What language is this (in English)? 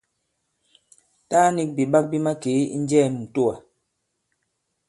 Bankon